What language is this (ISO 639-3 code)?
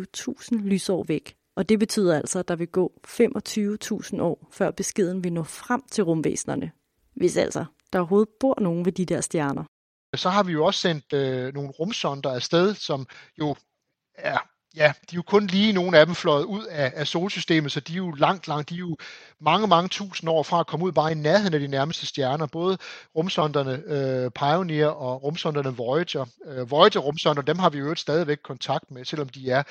dan